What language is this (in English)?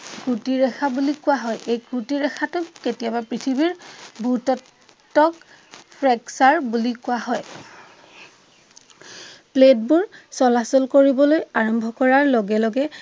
Assamese